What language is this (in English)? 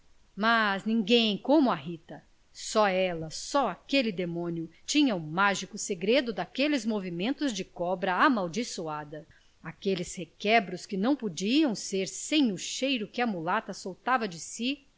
Portuguese